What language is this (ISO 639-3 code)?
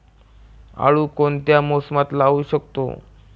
mar